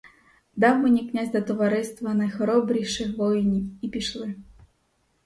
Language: Ukrainian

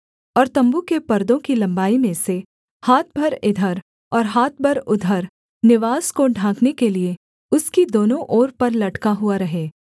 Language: Hindi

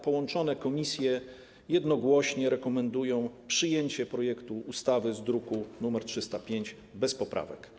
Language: Polish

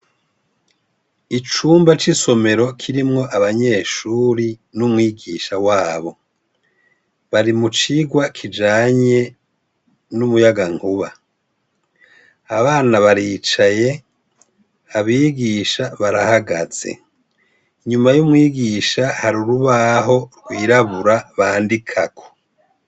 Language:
Rundi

